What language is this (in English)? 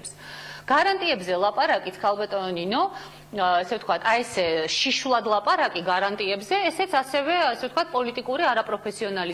Hebrew